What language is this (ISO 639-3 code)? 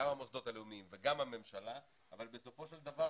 heb